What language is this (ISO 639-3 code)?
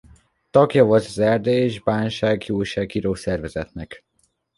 hun